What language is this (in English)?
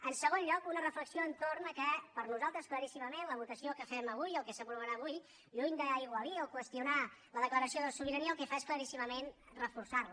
Catalan